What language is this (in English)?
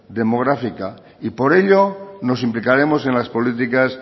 Spanish